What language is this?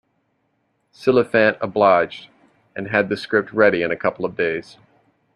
English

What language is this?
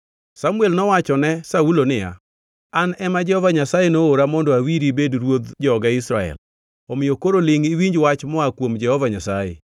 Luo (Kenya and Tanzania)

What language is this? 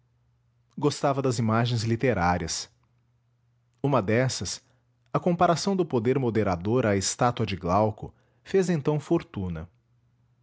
Portuguese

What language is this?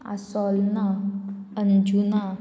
Konkani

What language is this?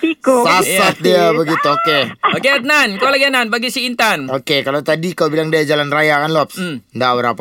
Malay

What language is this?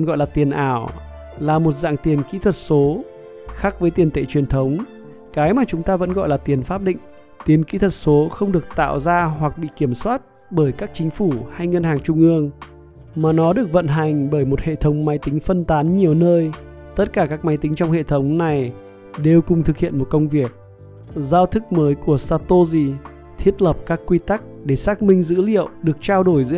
Vietnamese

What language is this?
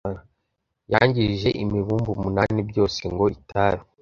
Kinyarwanda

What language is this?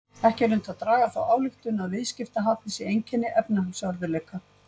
Icelandic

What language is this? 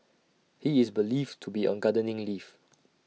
English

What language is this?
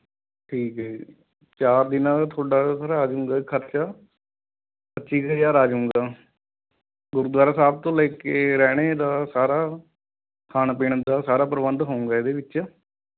Punjabi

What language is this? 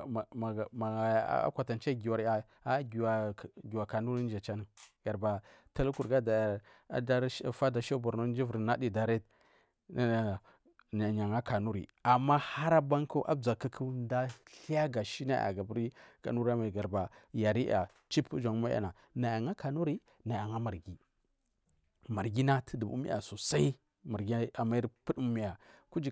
Marghi South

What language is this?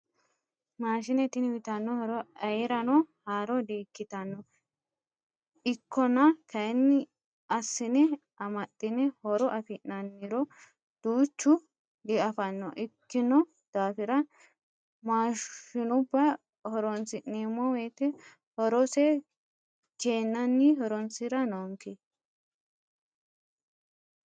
Sidamo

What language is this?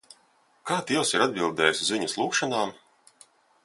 Latvian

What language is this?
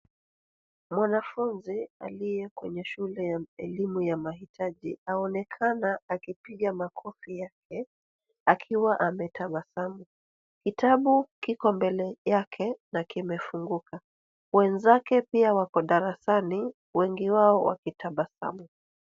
Swahili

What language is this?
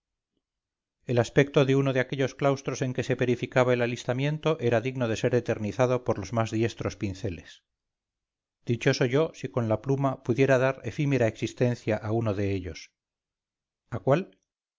Spanish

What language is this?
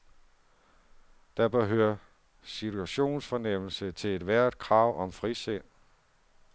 Danish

